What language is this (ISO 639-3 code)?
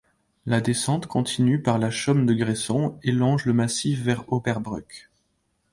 fra